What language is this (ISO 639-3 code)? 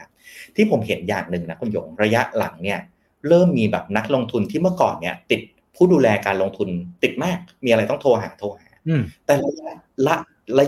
tha